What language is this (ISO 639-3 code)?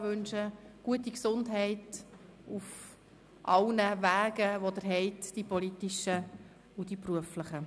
gsw